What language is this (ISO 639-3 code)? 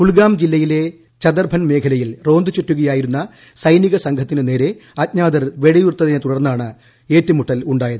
mal